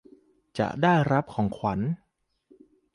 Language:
Thai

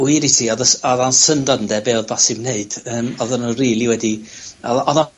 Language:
Welsh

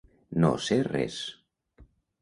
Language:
Catalan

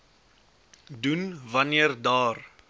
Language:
Afrikaans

